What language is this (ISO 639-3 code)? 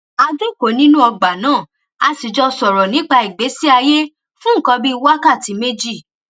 yor